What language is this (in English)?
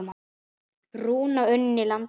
Icelandic